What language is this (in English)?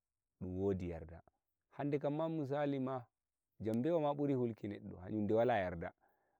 Nigerian Fulfulde